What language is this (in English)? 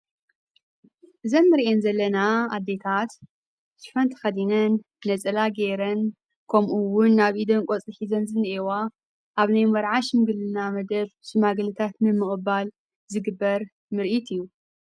Tigrinya